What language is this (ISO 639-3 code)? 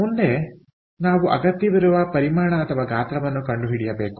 kan